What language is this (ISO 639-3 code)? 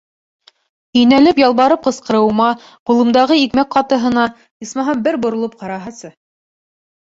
bak